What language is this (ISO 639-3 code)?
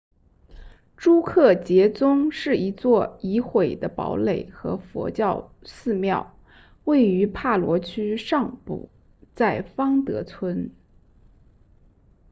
zho